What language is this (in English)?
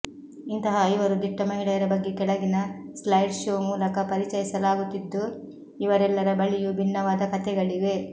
Kannada